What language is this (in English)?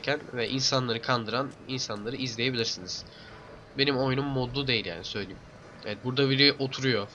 Turkish